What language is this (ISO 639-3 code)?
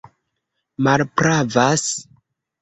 epo